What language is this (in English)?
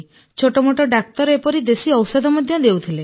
Odia